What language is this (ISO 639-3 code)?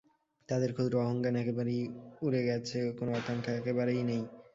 ben